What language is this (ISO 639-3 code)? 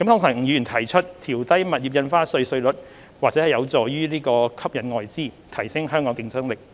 yue